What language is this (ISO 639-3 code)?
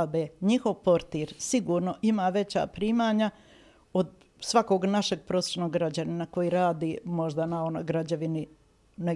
hrv